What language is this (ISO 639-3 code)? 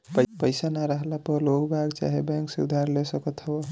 bho